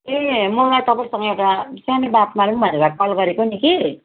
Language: Nepali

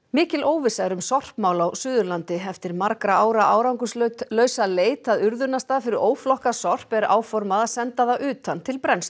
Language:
Icelandic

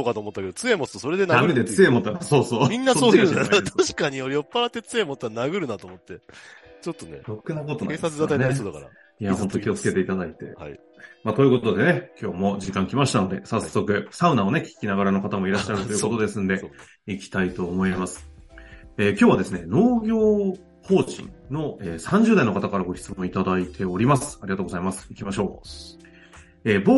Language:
Japanese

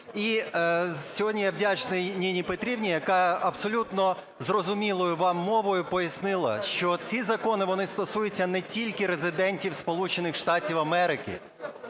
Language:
Ukrainian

